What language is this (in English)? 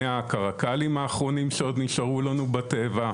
Hebrew